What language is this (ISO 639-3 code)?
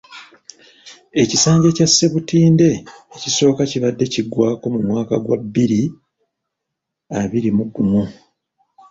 lug